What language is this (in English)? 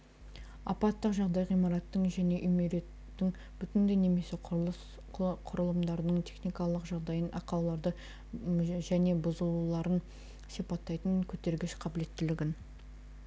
Kazakh